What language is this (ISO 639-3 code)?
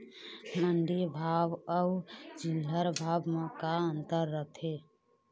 hne